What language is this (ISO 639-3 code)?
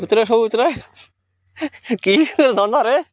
ori